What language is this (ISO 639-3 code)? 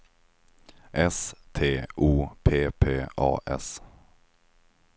swe